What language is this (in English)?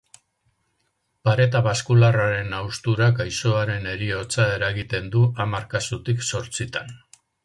Basque